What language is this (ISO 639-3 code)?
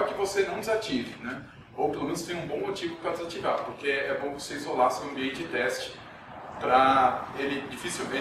por